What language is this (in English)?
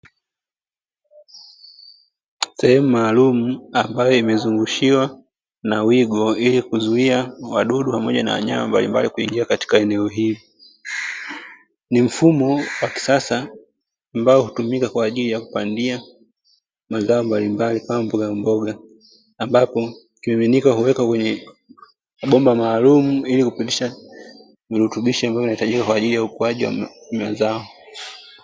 Swahili